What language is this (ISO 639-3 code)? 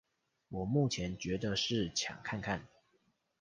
zho